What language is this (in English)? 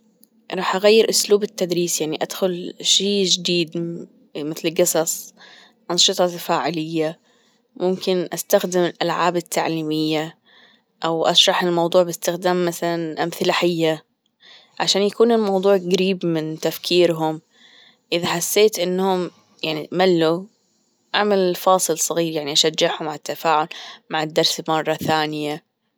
Gulf Arabic